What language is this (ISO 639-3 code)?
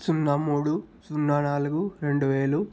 tel